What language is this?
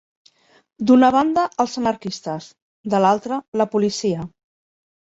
Catalan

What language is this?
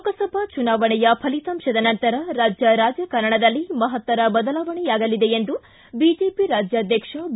Kannada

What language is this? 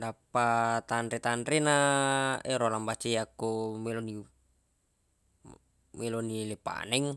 Buginese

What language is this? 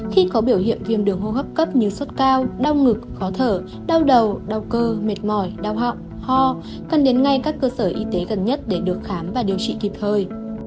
Vietnamese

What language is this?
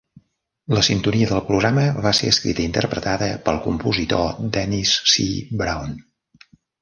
Catalan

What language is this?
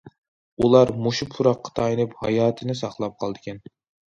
Uyghur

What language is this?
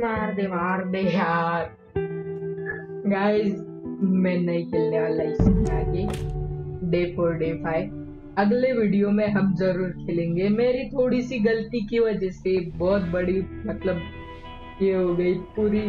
Hindi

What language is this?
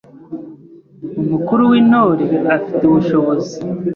Kinyarwanda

